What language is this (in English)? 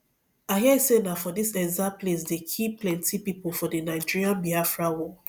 Nigerian Pidgin